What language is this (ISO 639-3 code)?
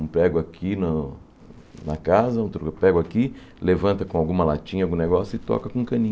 por